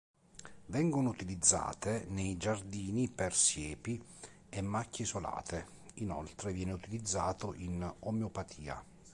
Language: Italian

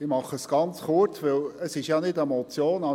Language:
Swiss German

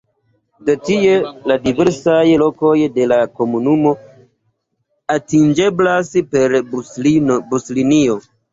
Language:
Esperanto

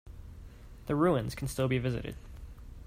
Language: English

